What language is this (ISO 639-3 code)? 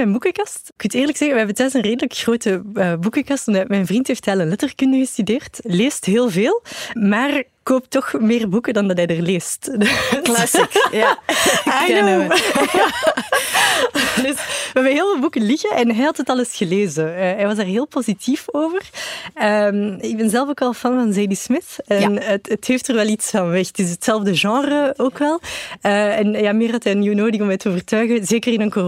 nld